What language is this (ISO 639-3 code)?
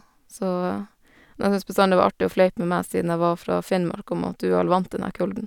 nor